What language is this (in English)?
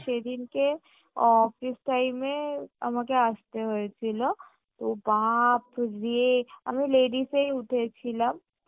Bangla